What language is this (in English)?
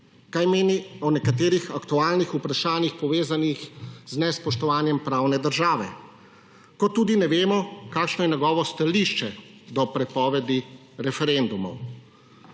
Slovenian